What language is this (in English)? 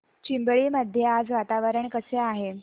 Marathi